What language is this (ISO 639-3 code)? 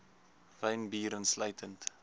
afr